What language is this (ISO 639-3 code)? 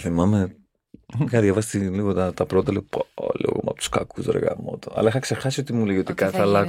ell